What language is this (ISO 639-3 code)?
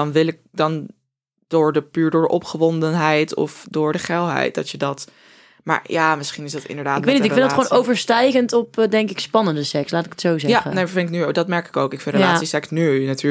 nld